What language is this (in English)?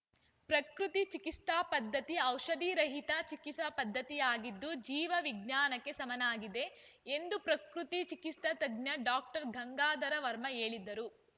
Kannada